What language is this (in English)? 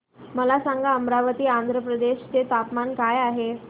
Marathi